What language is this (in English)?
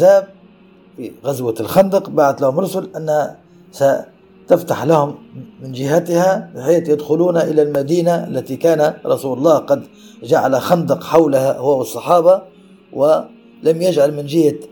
Arabic